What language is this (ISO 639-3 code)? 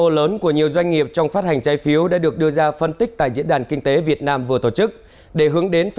vie